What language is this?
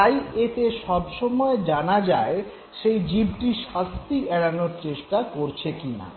Bangla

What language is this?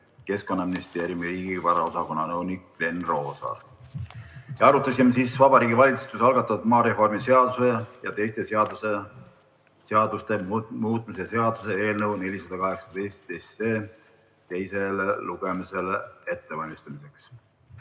Estonian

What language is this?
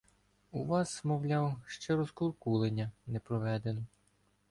Ukrainian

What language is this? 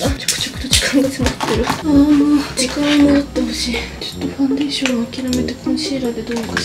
Japanese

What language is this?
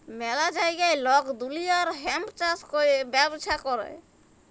Bangla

